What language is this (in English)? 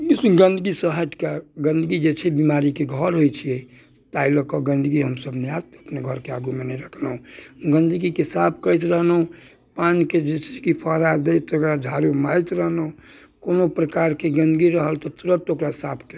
Maithili